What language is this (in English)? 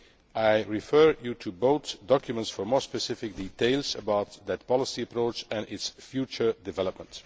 English